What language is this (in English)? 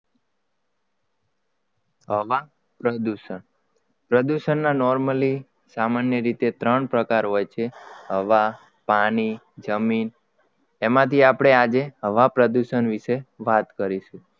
Gujarati